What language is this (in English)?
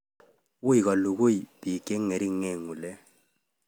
Kalenjin